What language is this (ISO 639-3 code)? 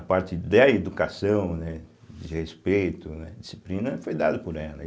por